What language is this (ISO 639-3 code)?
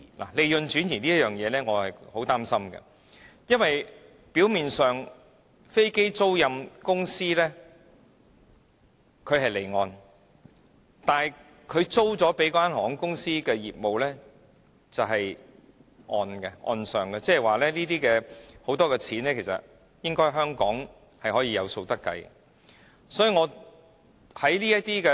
yue